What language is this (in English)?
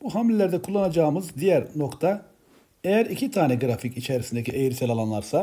Turkish